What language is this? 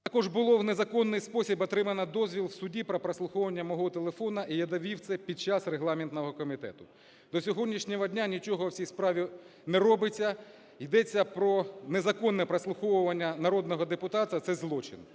Ukrainian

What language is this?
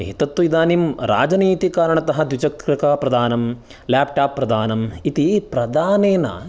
Sanskrit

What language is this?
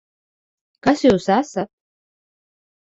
Latvian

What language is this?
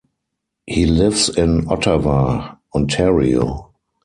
English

